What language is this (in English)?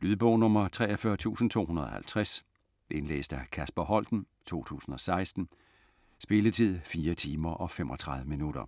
Danish